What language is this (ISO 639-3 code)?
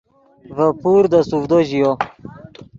ydg